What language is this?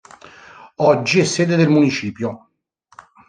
Italian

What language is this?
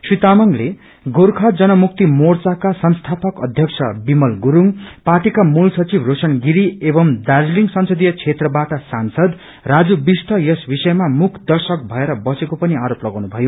Nepali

